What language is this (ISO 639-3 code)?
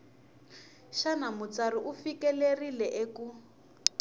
tso